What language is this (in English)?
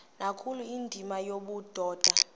Xhosa